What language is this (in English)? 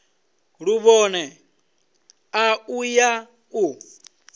Venda